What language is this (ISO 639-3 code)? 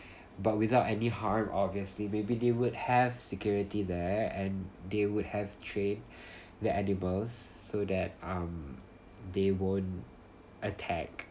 eng